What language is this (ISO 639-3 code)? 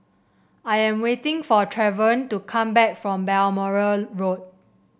eng